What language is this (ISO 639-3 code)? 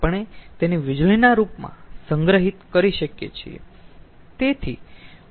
guj